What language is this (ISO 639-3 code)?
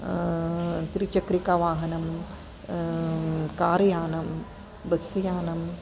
san